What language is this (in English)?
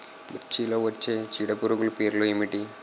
Telugu